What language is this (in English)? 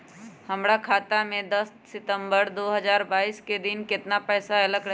Magahi